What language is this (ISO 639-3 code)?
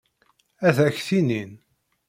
kab